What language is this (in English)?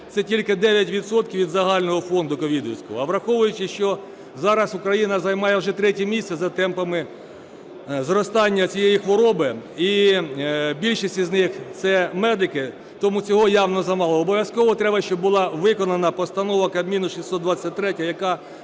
Ukrainian